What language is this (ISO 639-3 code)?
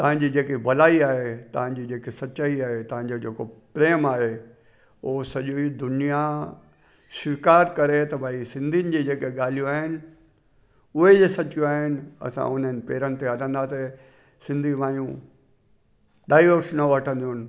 snd